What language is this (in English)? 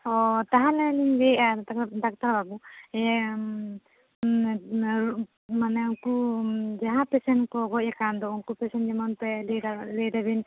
Santali